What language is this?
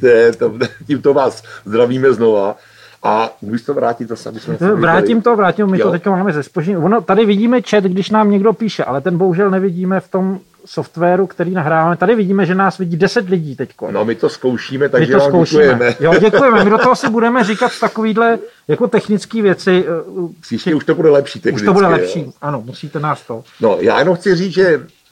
Czech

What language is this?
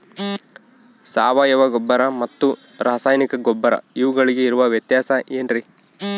Kannada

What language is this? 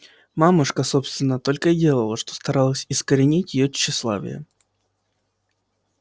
Russian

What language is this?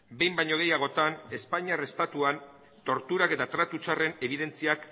Basque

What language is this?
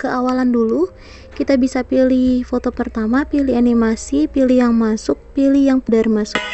Indonesian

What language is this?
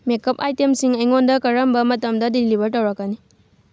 Manipuri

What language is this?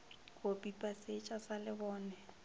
Northern Sotho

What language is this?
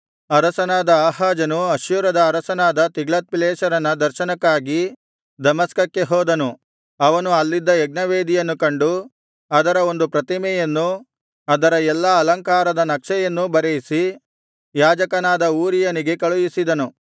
Kannada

